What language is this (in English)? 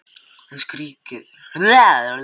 Icelandic